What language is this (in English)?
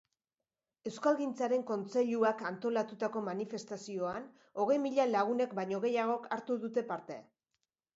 Basque